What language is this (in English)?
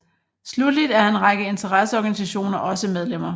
Danish